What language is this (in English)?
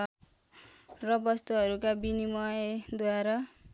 Nepali